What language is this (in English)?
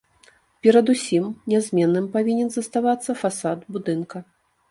Belarusian